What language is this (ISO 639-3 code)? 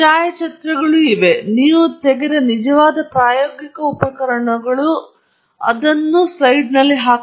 kan